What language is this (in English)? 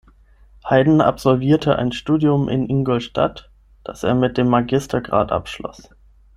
German